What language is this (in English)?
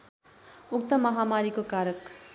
Nepali